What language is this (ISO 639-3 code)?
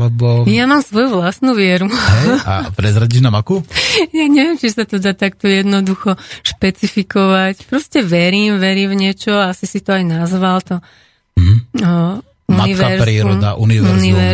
slk